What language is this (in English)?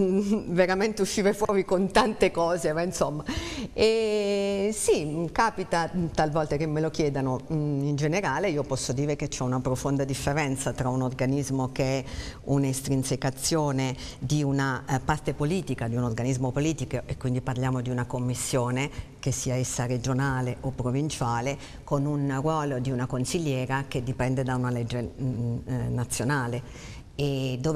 Italian